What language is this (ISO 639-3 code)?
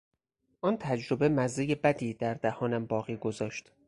fas